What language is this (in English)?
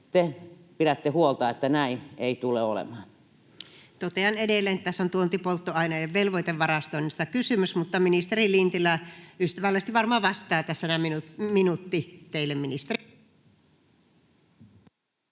Finnish